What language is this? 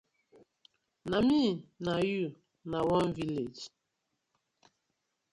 Nigerian Pidgin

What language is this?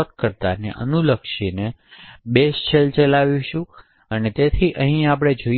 Gujarati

